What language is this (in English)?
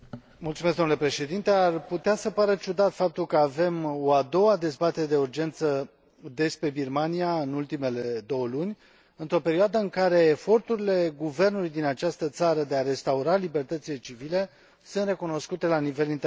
Romanian